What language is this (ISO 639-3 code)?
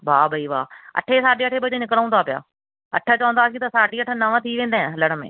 snd